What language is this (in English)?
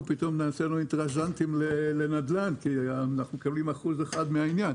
Hebrew